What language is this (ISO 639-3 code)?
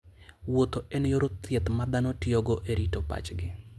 luo